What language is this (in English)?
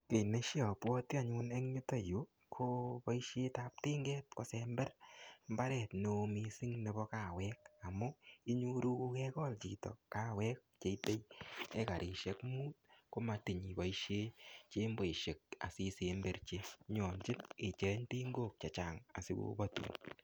Kalenjin